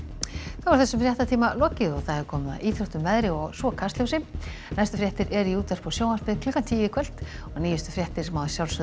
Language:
Icelandic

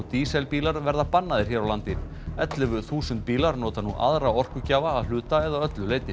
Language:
Icelandic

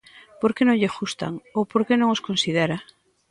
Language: Galician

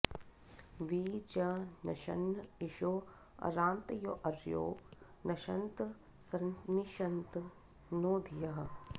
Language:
Sanskrit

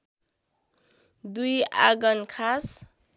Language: Nepali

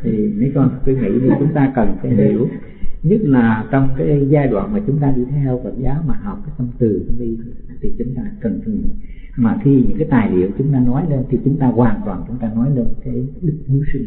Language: Vietnamese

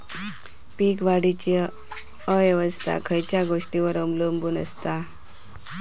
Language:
Marathi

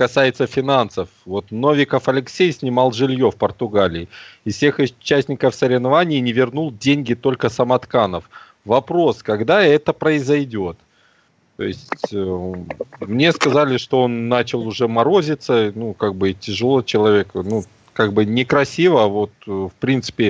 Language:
Russian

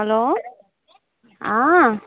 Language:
Nepali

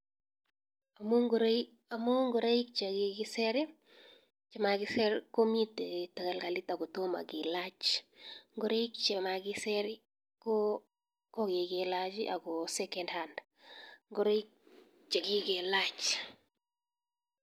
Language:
Kalenjin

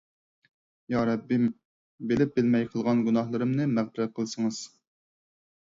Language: Uyghur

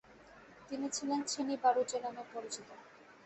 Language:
Bangla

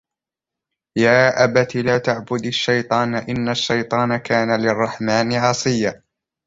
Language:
Arabic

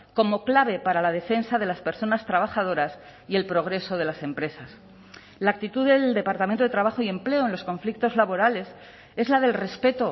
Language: Spanish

